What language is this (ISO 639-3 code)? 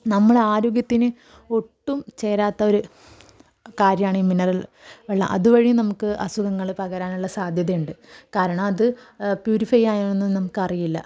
mal